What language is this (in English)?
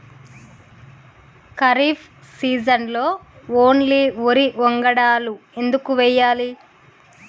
Telugu